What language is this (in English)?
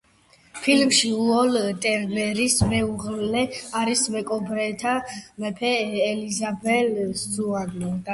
Georgian